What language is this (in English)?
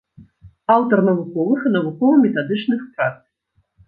Belarusian